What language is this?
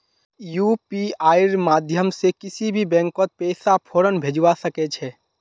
Magahi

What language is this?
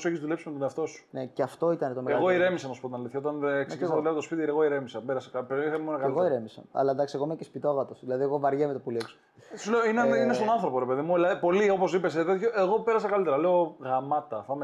Greek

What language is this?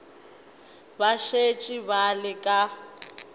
Northern Sotho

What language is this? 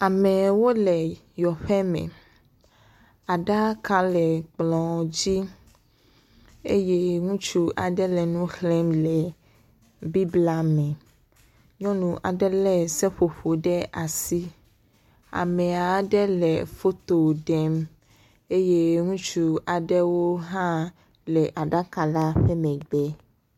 Ewe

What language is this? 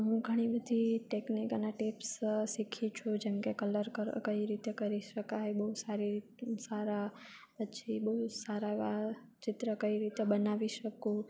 Gujarati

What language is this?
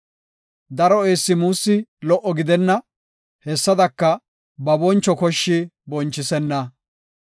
Gofa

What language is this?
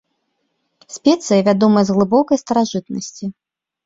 Belarusian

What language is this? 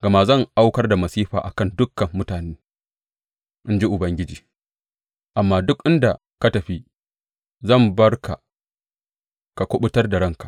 Hausa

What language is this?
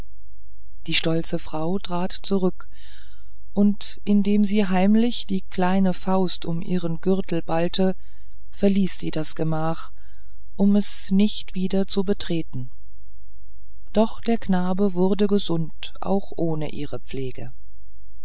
German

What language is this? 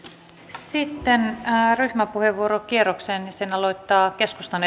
Finnish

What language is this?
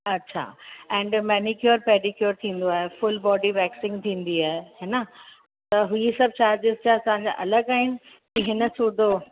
Sindhi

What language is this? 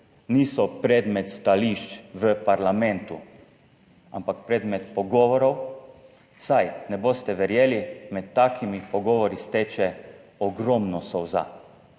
Slovenian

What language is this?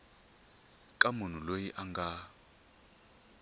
Tsonga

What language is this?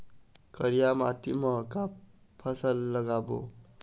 Chhattisgarhi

